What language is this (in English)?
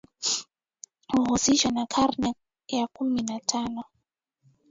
Swahili